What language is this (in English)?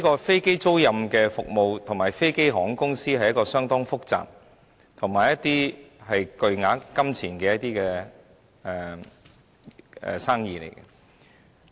Cantonese